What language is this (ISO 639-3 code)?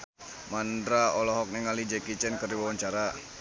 sun